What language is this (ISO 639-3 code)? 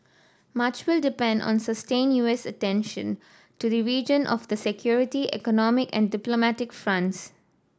eng